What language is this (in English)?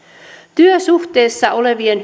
Finnish